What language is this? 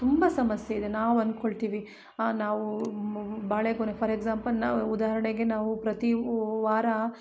Kannada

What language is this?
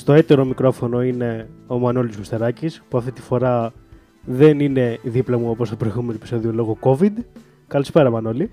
Greek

